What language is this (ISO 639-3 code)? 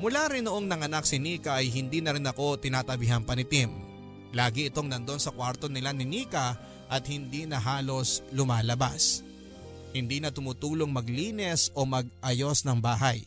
fil